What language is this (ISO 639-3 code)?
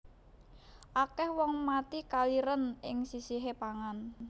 jav